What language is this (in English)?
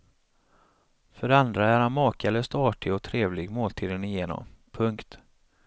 Swedish